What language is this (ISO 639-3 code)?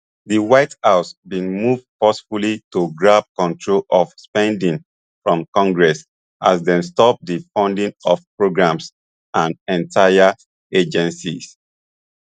pcm